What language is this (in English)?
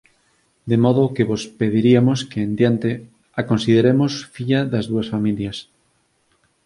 Galician